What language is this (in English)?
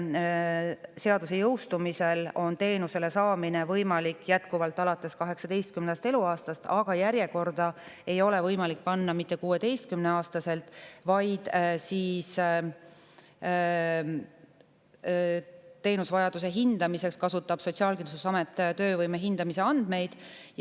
Estonian